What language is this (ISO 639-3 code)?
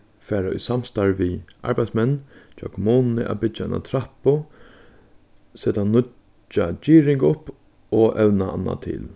fao